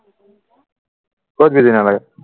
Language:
Assamese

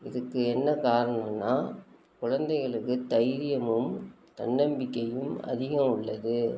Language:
Tamil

